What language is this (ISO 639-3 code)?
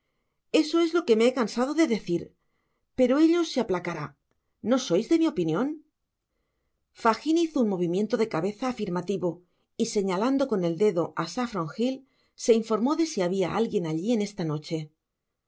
spa